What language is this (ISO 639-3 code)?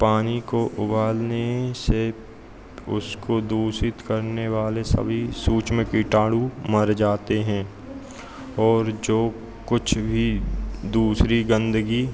hin